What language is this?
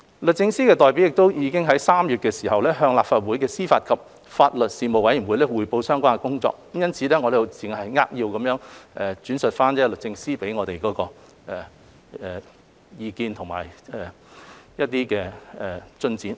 Cantonese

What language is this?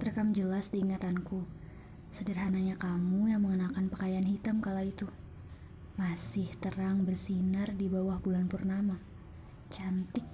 Indonesian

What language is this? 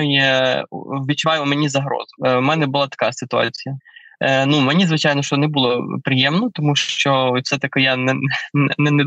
Ukrainian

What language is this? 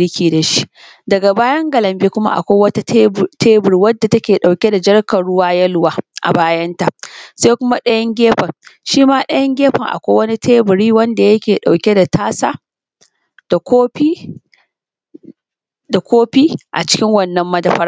Hausa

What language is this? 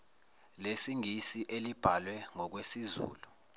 Zulu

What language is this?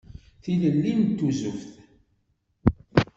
Kabyle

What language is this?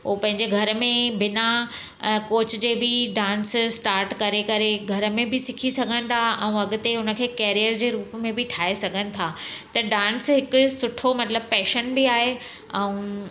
Sindhi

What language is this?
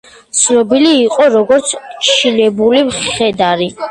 Georgian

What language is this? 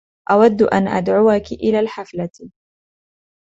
Arabic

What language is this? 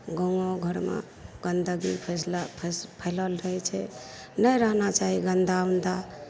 Maithili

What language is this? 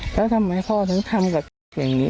Thai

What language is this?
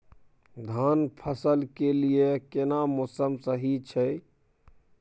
Maithili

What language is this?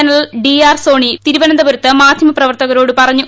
Malayalam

